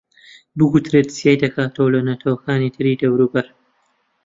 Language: Central Kurdish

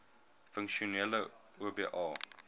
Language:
Afrikaans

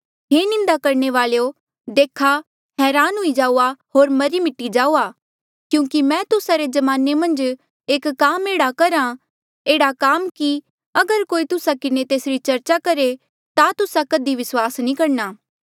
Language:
Mandeali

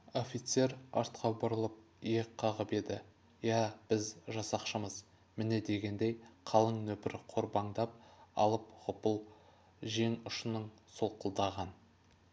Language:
Kazakh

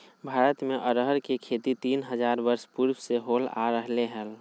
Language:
Magahi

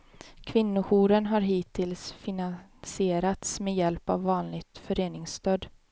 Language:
Swedish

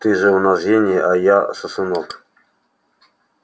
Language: Russian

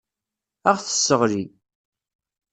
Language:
Kabyle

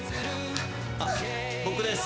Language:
Japanese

